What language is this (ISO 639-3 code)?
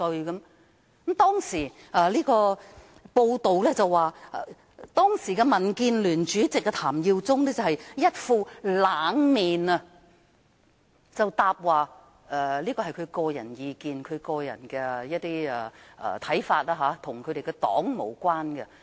yue